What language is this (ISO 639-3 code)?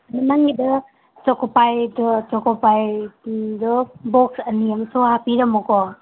mni